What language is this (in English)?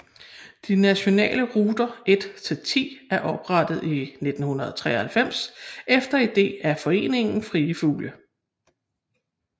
Danish